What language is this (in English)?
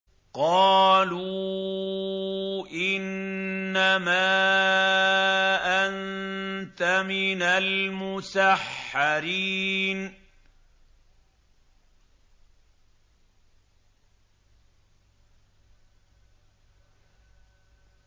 Arabic